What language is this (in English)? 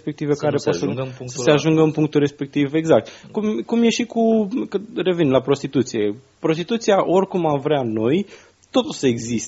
Romanian